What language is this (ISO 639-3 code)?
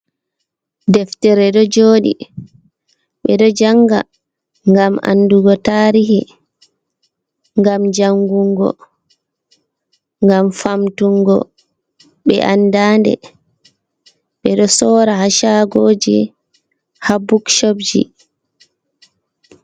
ful